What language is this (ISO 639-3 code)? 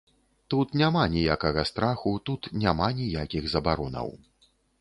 bel